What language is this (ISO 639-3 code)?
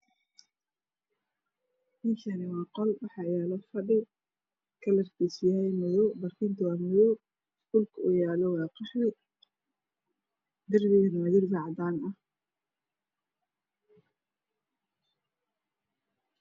som